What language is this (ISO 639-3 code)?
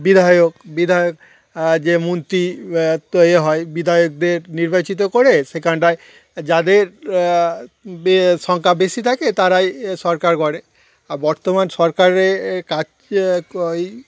ben